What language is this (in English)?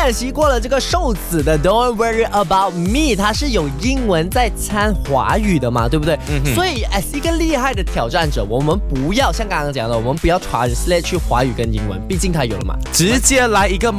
Chinese